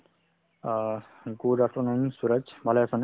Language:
Assamese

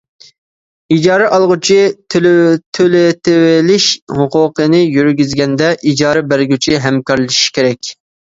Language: Uyghur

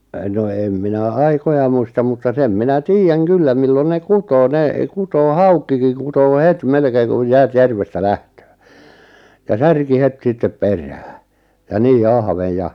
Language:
Finnish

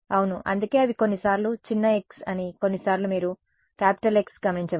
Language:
Telugu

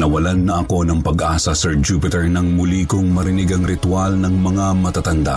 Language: Filipino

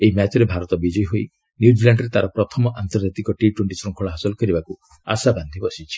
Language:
Odia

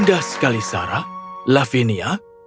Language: Indonesian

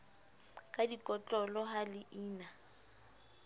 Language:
Southern Sotho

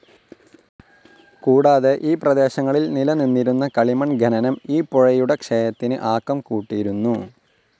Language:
Malayalam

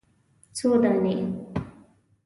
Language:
Pashto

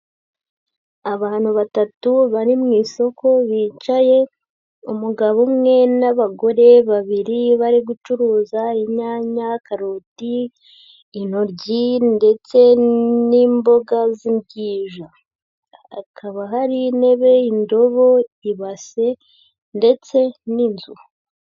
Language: Kinyarwanda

